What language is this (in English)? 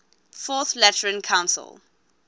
English